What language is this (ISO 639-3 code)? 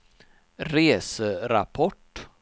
swe